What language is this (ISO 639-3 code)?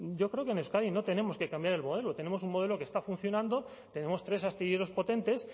spa